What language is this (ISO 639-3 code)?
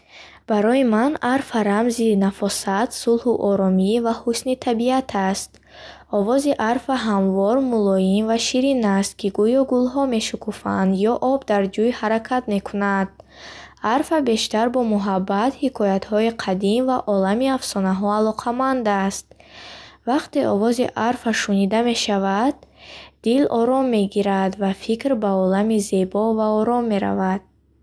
bhh